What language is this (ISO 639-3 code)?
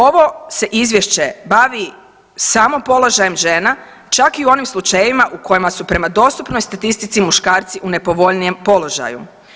hrv